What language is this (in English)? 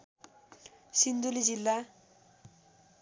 Nepali